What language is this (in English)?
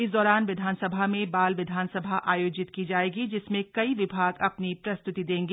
Hindi